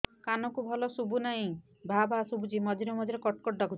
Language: Odia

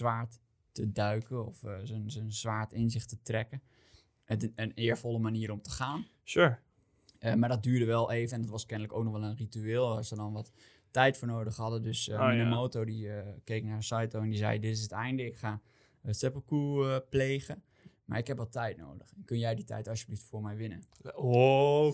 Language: Dutch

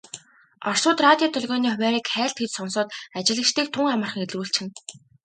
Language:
Mongolian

